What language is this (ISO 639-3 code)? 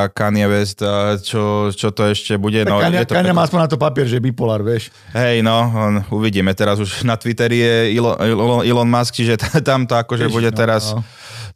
slk